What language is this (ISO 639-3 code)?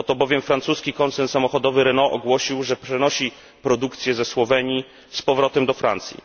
pol